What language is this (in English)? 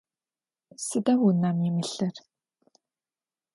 Adyghe